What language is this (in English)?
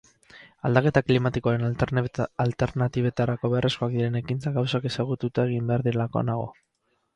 Basque